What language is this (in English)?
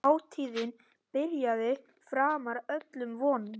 Icelandic